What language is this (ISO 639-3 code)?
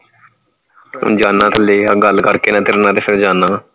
pan